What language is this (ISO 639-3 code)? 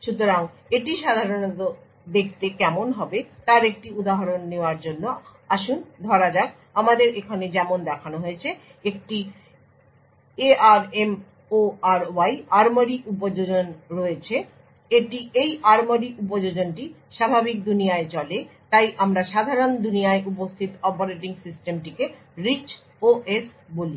ben